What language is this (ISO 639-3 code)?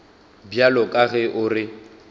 nso